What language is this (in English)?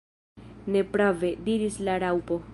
Esperanto